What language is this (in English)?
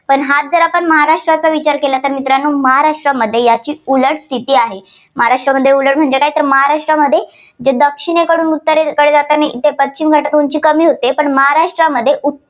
Marathi